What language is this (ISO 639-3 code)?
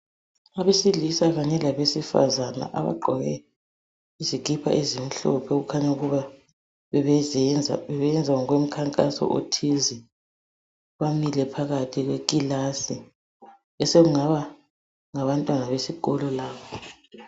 nde